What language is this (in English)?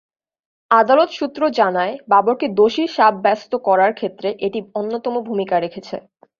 Bangla